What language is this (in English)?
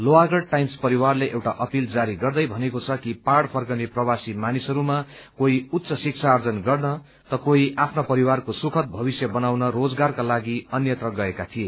Nepali